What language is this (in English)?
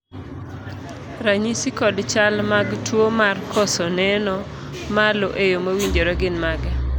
Luo (Kenya and Tanzania)